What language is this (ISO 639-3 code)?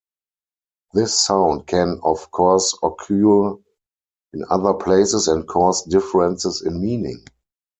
eng